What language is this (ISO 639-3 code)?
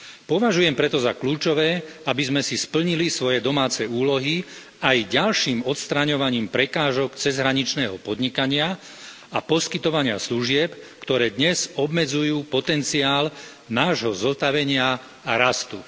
slk